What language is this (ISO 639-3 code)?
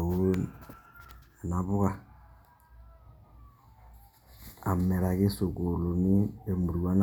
mas